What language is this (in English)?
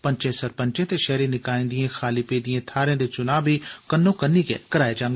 Dogri